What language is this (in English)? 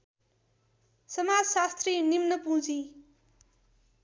Nepali